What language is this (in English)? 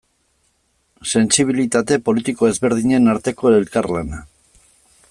Basque